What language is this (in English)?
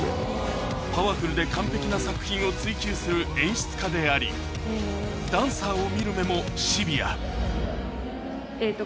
Japanese